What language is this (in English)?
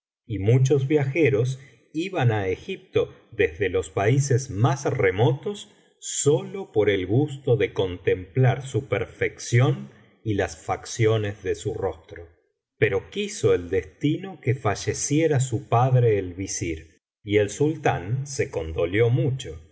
Spanish